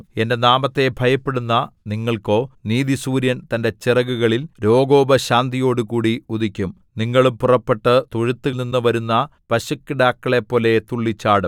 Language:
Malayalam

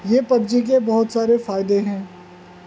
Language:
Urdu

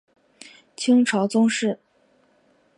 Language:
Chinese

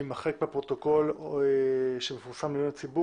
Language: Hebrew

